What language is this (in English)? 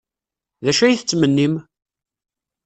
Kabyle